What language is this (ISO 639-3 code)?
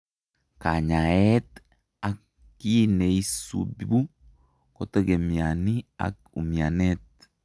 kln